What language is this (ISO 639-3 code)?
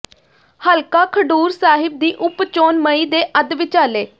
pan